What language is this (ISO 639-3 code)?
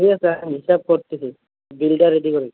ben